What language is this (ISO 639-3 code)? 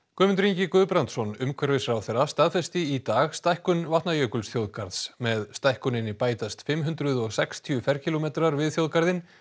isl